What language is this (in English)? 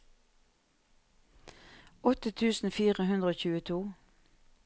Norwegian